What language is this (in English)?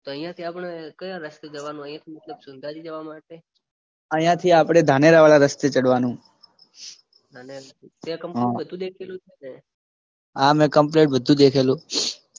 Gujarati